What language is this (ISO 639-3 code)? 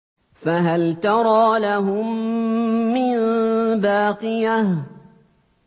ara